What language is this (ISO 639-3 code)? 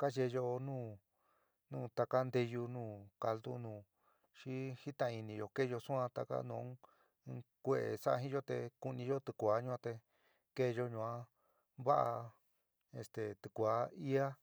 mig